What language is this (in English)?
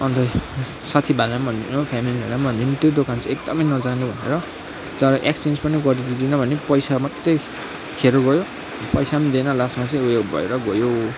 Nepali